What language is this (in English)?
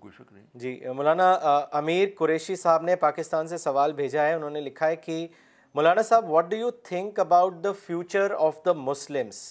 Urdu